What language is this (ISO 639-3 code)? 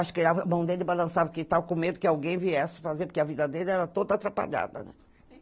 por